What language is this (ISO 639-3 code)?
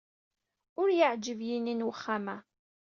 kab